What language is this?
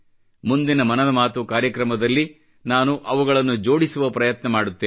Kannada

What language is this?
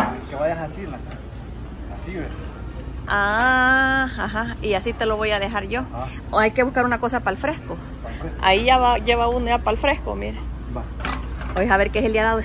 Spanish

